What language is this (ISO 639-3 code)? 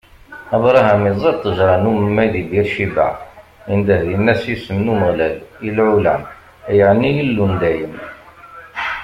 kab